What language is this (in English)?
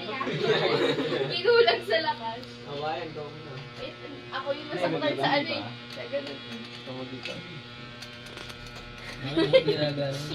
Filipino